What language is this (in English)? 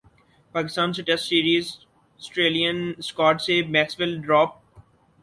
Urdu